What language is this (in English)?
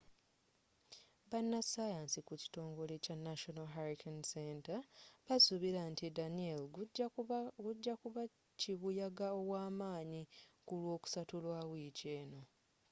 Ganda